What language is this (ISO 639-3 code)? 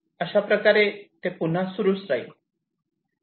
mar